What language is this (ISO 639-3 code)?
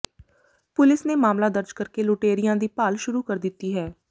pan